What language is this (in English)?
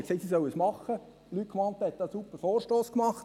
Swiss German